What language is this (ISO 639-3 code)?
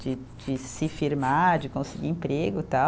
por